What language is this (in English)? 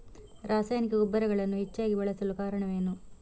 Kannada